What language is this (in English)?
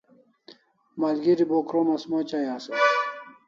Kalasha